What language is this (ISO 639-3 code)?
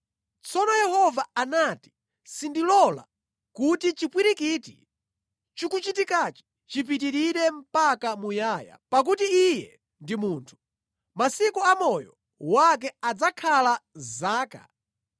nya